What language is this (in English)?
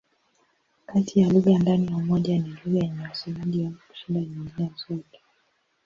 Swahili